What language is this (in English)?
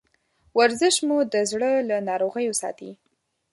Pashto